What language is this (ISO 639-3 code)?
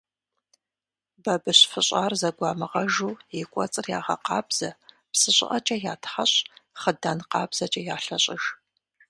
kbd